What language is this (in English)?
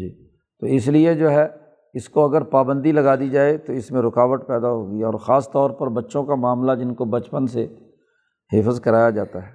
Urdu